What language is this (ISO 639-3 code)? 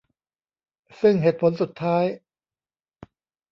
tha